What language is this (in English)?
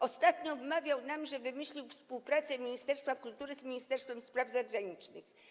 Polish